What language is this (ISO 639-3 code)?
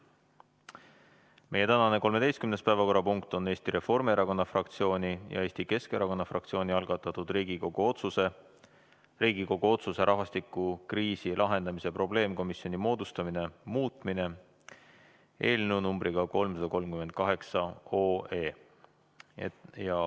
est